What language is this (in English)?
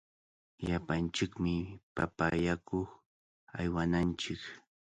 Cajatambo North Lima Quechua